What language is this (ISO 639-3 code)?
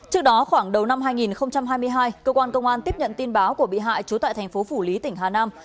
vie